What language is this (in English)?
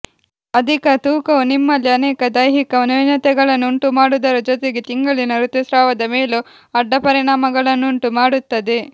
Kannada